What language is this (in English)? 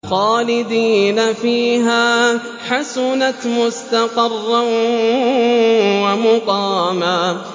Arabic